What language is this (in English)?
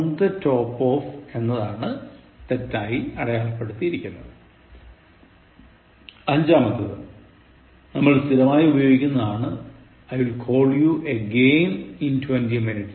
Malayalam